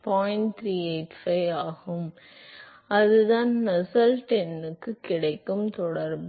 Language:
Tamil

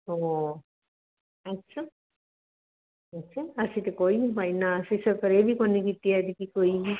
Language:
Punjabi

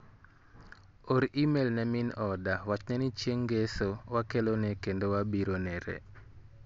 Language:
Luo (Kenya and Tanzania)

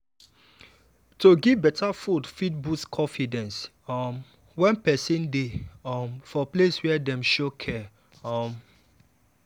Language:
Nigerian Pidgin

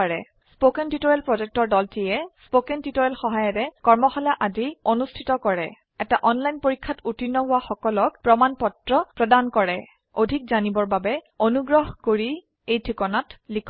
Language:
Assamese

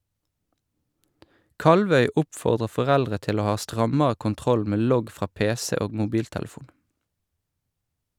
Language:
Norwegian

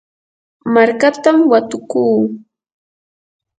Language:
Yanahuanca Pasco Quechua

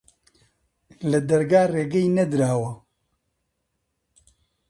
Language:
Central Kurdish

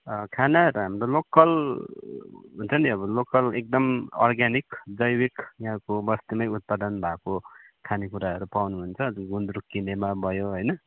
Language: Nepali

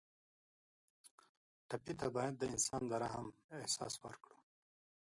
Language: Pashto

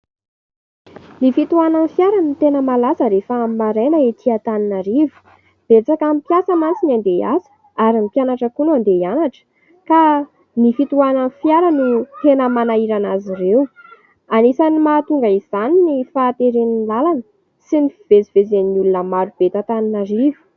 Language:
Malagasy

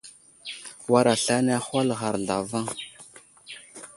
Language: Wuzlam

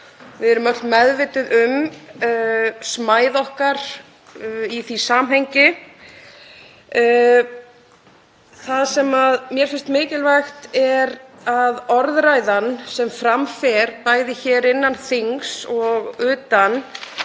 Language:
Icelandic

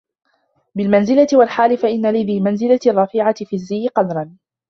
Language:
Arabic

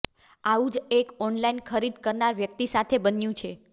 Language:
Gujarati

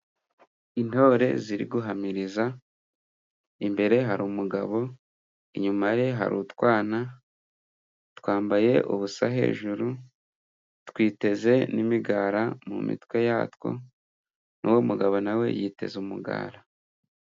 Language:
Kinyarwanda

